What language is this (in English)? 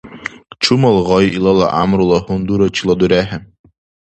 Dargwa